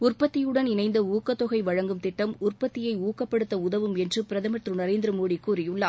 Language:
Tamil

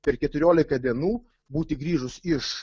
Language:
Lithuanian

